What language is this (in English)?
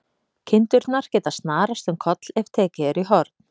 Icelandic